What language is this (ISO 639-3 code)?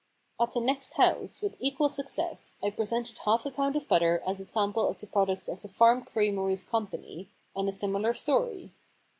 eng